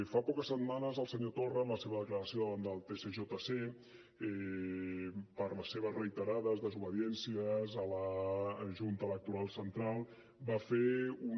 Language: Catalan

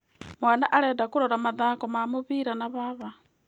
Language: Kikuyu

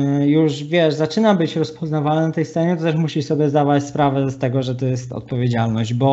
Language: Polish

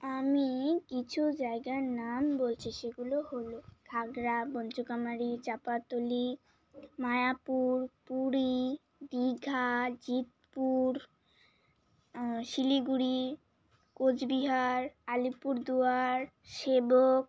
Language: Bangla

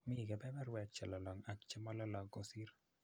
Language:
Kalenjin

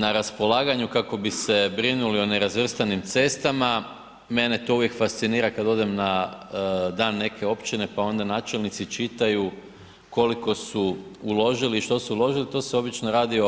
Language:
Croatian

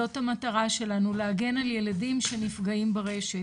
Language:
Hebrew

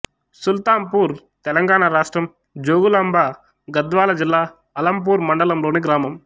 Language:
Telugu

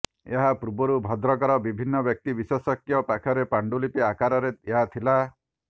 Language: Odia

